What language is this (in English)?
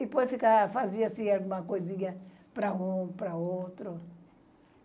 Portuguese